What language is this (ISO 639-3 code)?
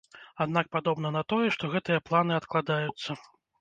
bel